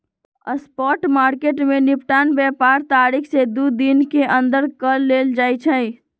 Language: Magahi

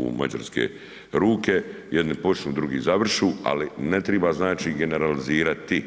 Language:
Croatian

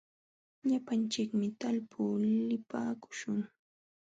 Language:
Jauja Wanca Quechua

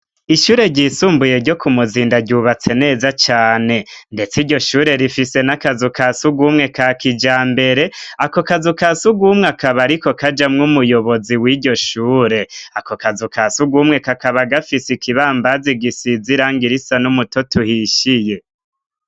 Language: Rundi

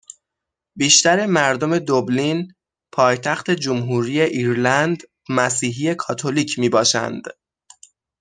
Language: Persian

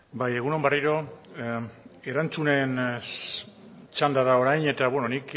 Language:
Basque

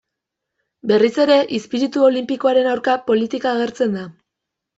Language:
Basque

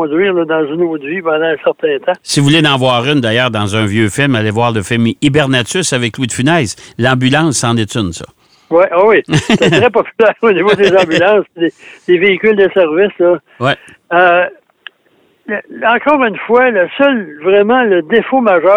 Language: French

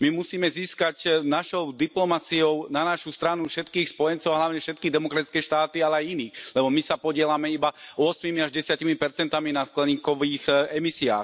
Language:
Slovak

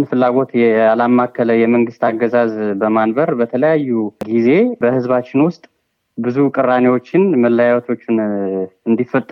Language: Amharic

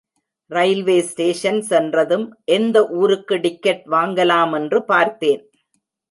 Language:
Tamil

